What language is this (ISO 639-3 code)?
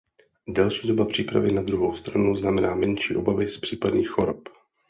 ces